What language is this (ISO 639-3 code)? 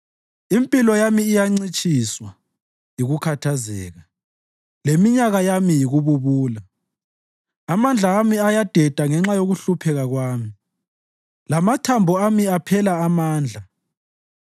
nde